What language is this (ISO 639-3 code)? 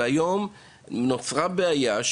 heb